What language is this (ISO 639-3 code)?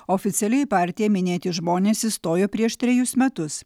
lit